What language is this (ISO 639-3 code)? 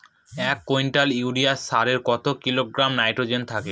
ben